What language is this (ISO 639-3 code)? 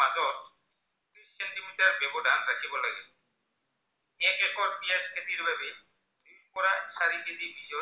asm